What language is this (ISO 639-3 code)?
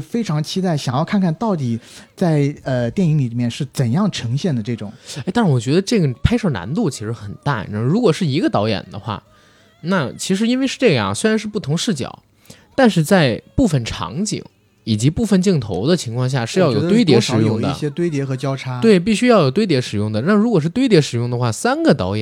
zho